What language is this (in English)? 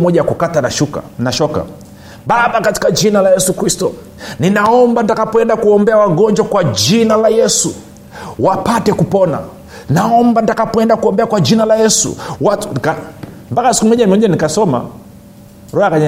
Swahili